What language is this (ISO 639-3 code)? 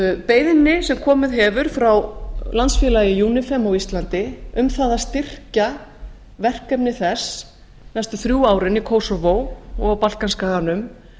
isl